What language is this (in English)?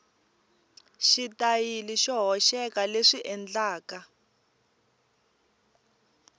Tsonga